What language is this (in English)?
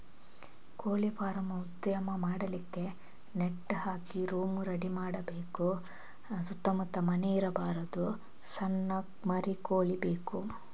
Kannada